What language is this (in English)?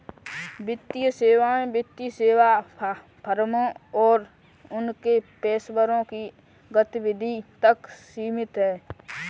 Hindi